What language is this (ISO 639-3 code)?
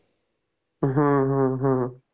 mar